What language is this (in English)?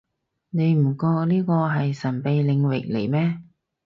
Cantonese